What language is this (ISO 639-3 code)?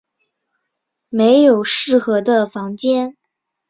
zho